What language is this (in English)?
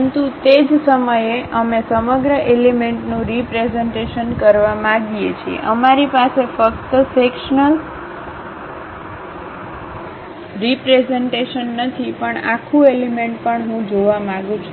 Gujarati